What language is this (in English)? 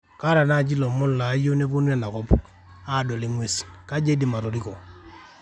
Masai